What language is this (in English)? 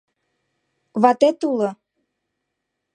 Mari